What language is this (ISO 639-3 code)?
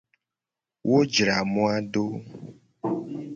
gej